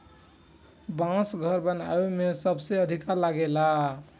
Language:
Bhojpuri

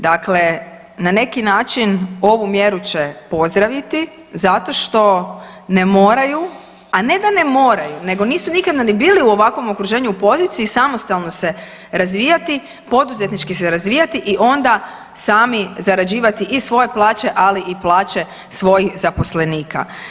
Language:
Croatian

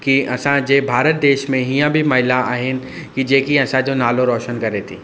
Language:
Sindhi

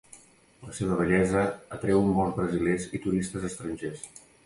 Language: Catalan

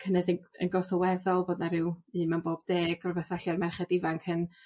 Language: Welsh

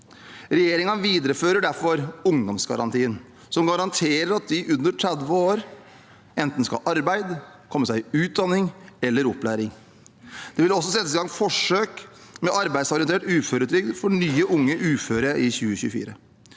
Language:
Norwegian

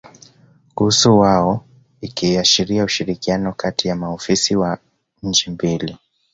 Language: Swahili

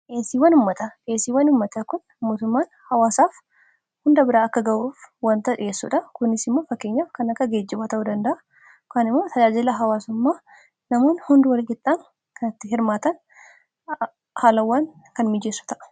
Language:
Oromo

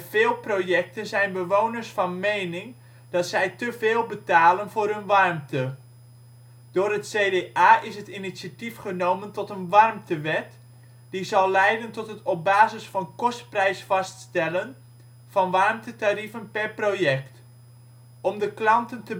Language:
Dutch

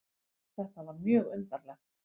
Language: Icelandic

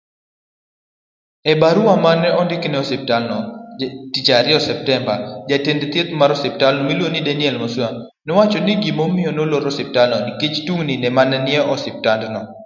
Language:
Luo (Kenya and Tanzania)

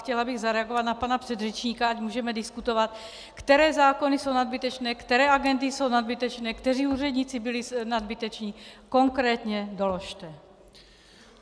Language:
Czech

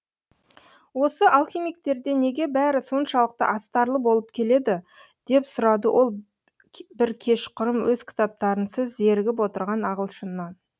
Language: Kazakh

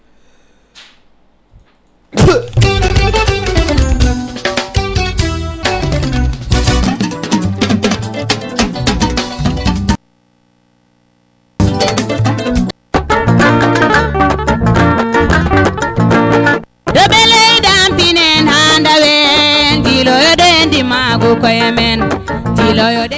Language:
Fula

